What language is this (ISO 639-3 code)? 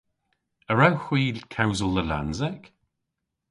cor